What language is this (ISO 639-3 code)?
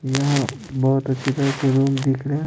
hin